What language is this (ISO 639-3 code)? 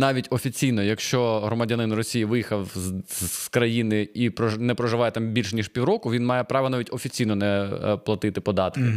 ukr